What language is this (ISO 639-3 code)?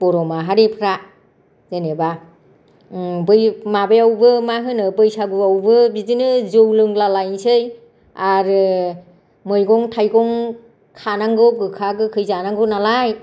brx